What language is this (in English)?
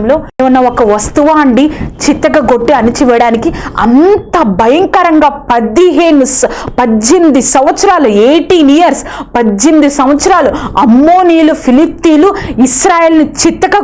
Dutch